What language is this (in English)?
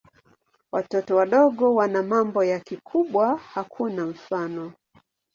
Swahili